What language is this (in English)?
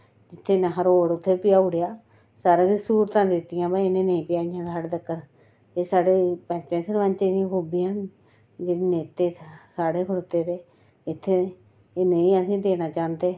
Dogri